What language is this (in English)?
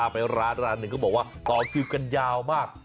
Thai